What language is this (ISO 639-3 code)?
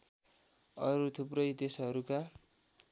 nep